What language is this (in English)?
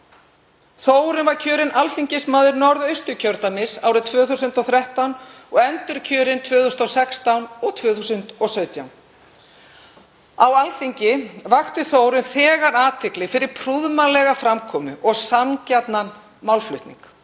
Icelandic